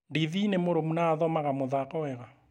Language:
Kikuyu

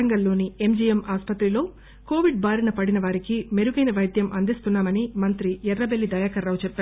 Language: Telugu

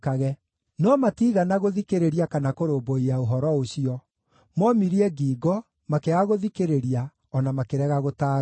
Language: Kikuyu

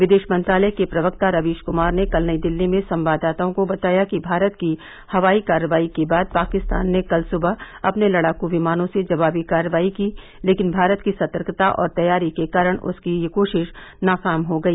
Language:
Hindi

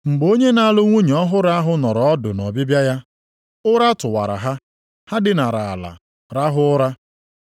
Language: Igbo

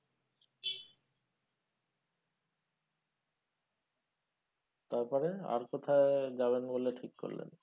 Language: Bangla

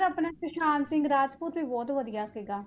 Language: Punjabi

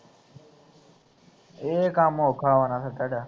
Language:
Punjabi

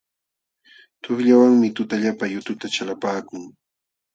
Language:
Jauja Wanca Quechua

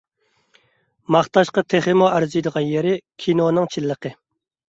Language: Uyghur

